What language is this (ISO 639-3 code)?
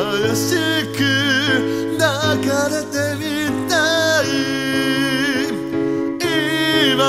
jpn